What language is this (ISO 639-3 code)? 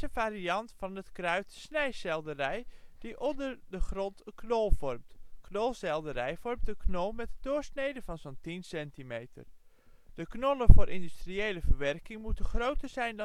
nld